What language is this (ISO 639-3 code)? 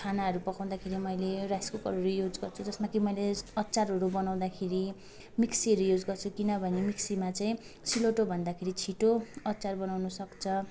nep